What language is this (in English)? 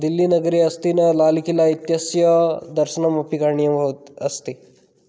Sanskrit